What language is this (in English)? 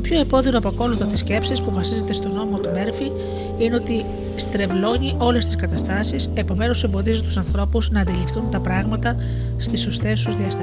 Greek